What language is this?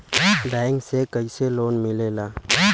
Bhojpuri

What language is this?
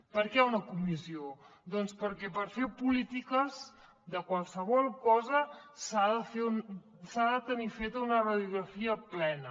Catalan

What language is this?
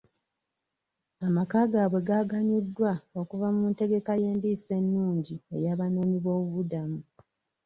Ganda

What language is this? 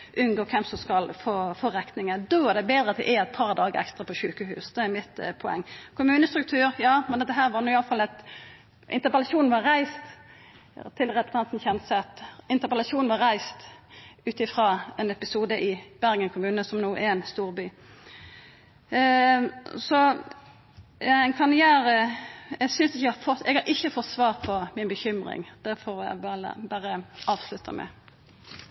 Norwegian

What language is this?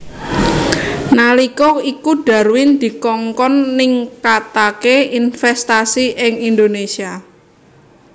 Javanese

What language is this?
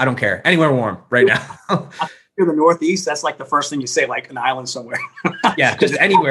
English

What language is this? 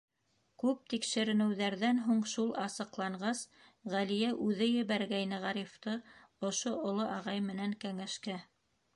Bashkir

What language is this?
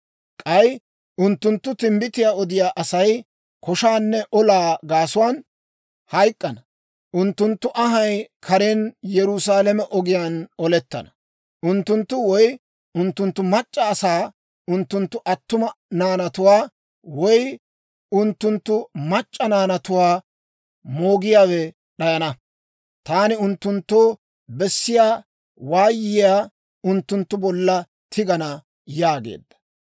Dawro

